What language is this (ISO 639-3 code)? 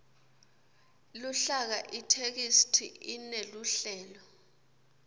ssw